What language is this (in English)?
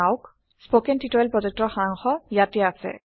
Assamese